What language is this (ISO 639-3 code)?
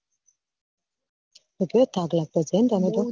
guj